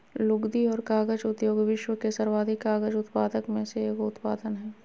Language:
Magahi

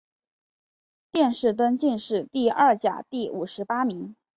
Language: Chinese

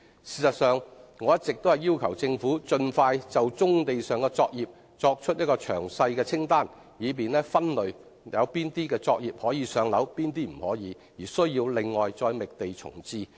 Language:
Cantonese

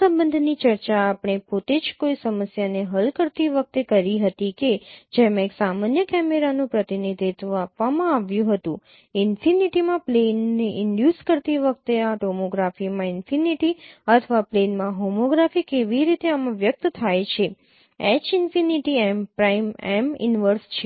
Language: Gujarati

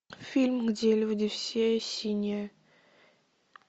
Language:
Russian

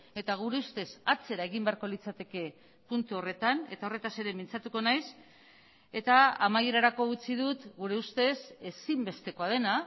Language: Basque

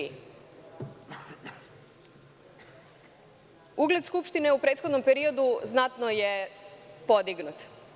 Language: Serbian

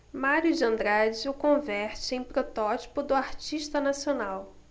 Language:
Portuguese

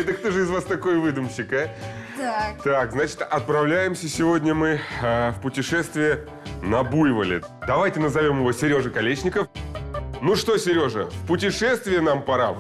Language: Russian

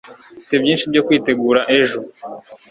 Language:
Kinyarwanda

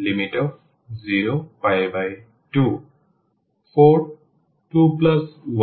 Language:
Bangla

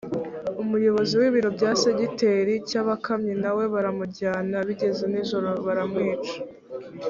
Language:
Kinyarwanda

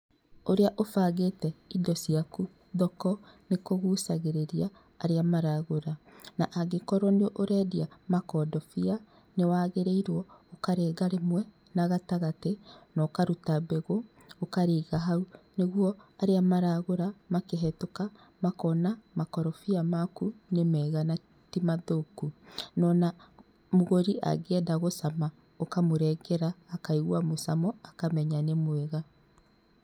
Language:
Kikuyu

